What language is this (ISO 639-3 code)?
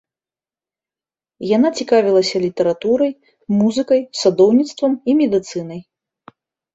bel